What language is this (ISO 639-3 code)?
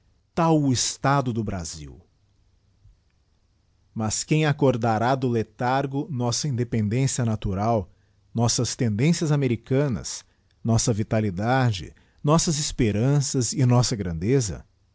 por